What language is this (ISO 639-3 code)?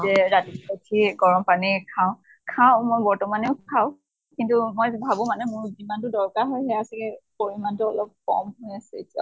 asm